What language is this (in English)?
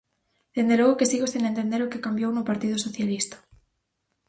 Galician